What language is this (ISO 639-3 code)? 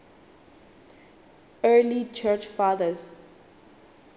sot